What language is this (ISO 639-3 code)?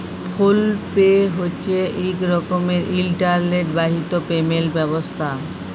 ben